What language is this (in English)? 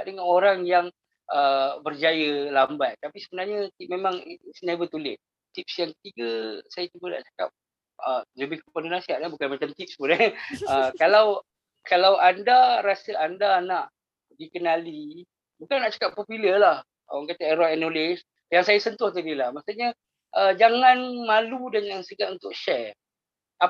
Malay